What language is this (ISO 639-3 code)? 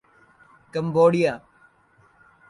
urd